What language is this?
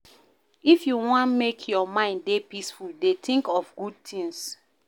Nigerian Pidgin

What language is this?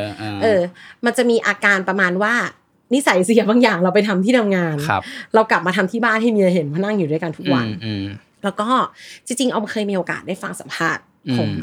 Thai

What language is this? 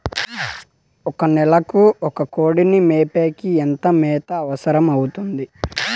Telugu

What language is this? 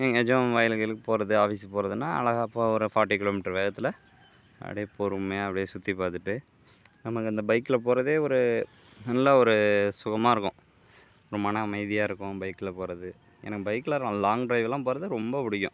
Tamil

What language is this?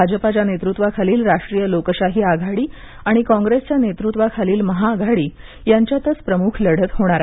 Marathi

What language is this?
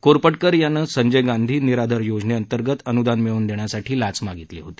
Marathi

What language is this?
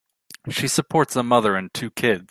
English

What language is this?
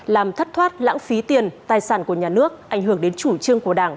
Vietnamese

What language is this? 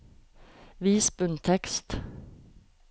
Norwegian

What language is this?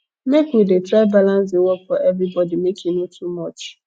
Nigerian Pidgin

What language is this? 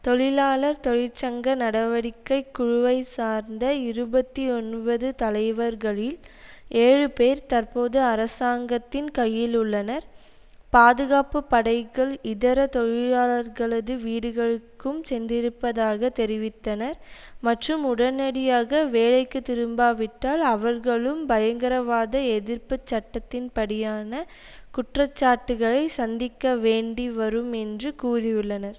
Tamil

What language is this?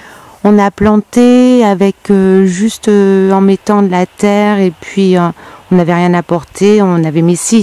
French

